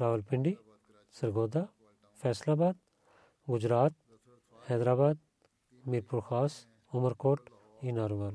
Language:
Bulgarian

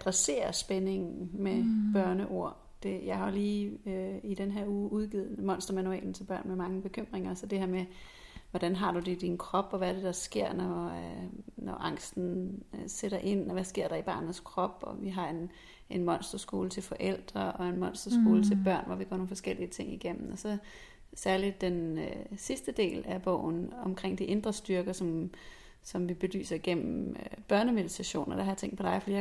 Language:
Danish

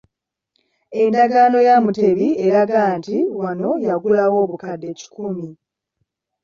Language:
Ganda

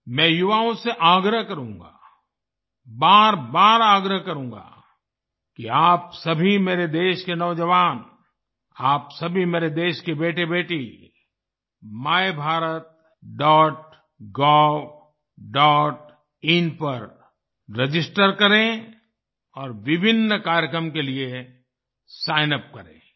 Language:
Hindi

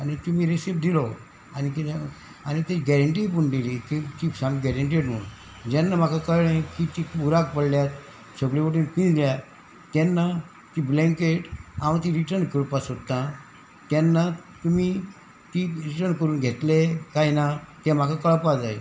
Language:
Konkani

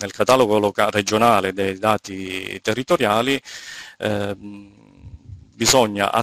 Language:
Italian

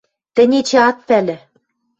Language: Western Mari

